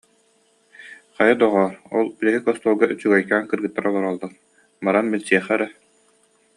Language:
Yakut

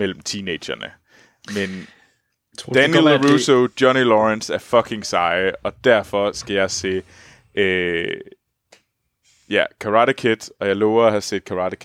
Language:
Danish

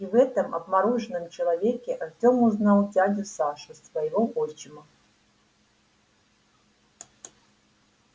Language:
Russian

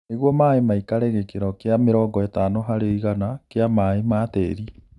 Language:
Kikuyu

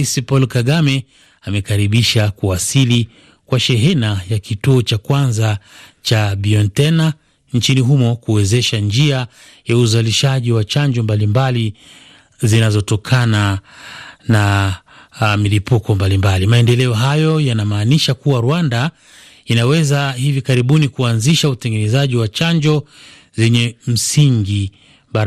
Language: Swahili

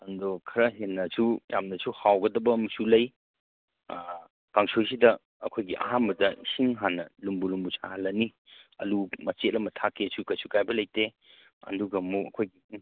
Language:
Manipuri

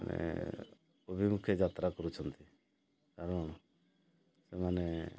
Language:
Odia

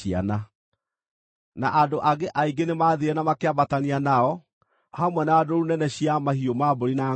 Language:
Kikuyu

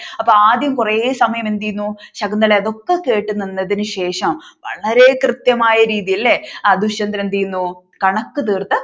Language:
Malayalam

